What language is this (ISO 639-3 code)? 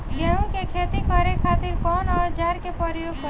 bho